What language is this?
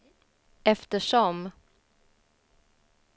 Swedish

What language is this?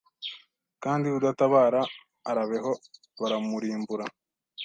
Kinyarwanda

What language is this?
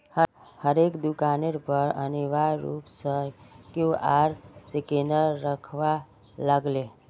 Magahi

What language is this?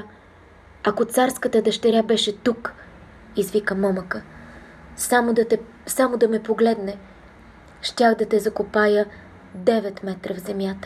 Bulgarian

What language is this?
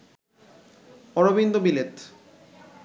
Bangla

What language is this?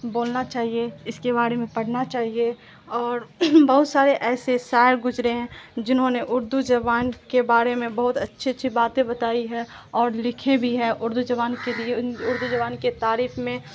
Urdu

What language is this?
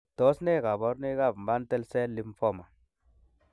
Kalenjin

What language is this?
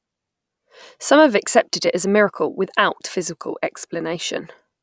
English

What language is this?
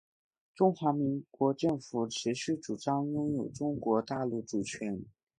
Chinese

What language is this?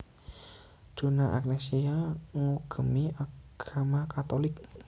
Javanese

